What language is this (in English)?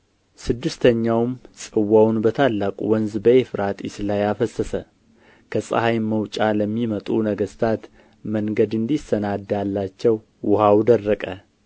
Amharic